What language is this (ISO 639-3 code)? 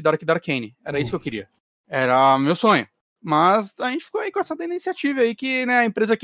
por